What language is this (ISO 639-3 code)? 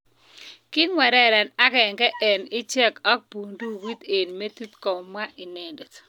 kln